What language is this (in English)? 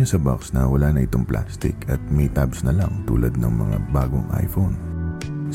Filipino